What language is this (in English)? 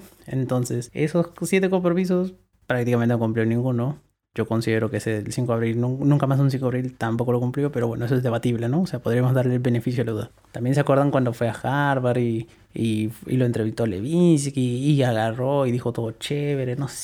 Spanish